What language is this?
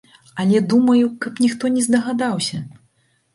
Belarusian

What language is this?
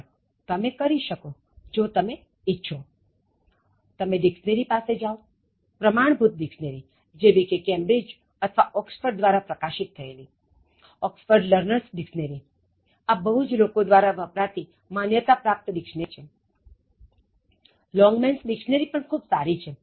Gujarati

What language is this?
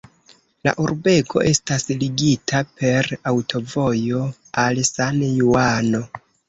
Esperanto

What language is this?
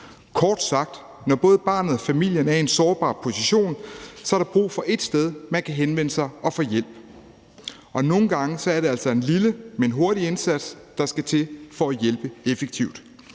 Danish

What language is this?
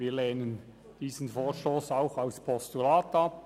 Swiss German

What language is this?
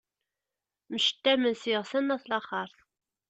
Kabyle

